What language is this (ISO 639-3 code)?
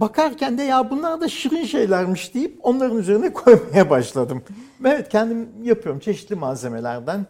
tur